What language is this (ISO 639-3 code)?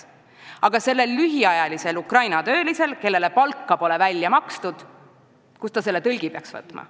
est